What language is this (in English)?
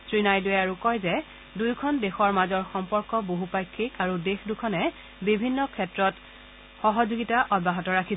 Assamese